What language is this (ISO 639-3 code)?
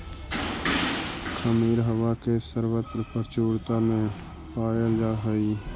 mag